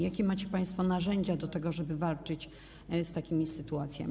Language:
Polish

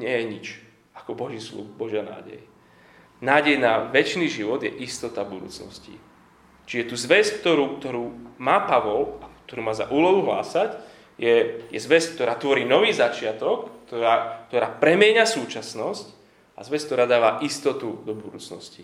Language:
Slovak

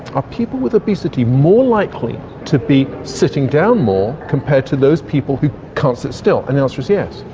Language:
English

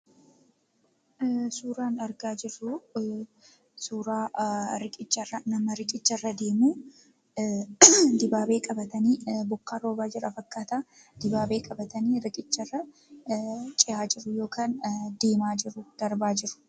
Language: Oromo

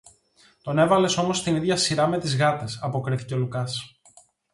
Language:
Greek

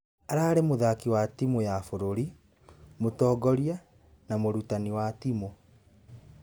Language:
Kikuyu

